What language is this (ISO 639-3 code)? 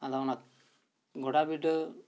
sat